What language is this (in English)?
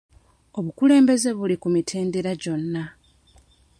Ganda